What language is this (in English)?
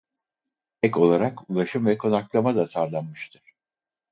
Turkish